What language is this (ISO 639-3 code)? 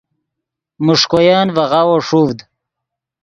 ydg